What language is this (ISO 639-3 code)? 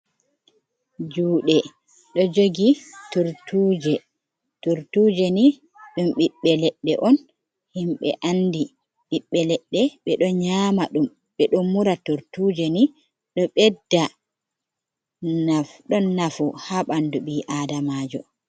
ful